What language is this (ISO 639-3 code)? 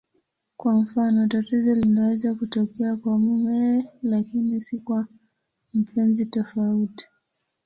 swa